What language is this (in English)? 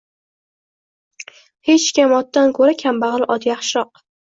Uzbek